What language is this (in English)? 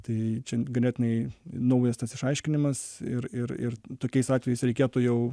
Lithuanian